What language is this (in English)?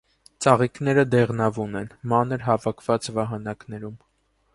Armenian